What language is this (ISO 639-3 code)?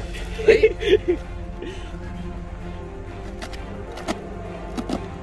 vie